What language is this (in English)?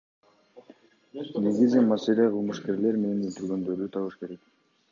Kyrgyz